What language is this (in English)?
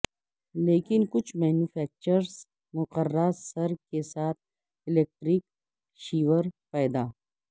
Urdu